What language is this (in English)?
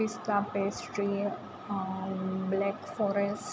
Gujarati